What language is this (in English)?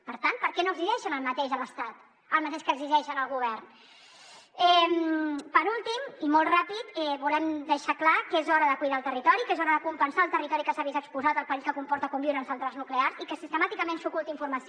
Catalan